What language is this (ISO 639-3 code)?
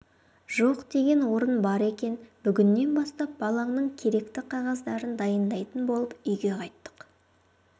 kaz